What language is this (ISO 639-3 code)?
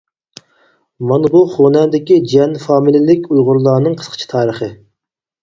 uig